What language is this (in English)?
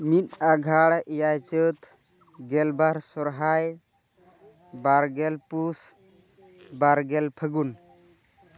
Santali